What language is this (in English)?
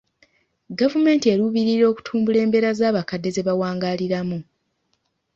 Ganda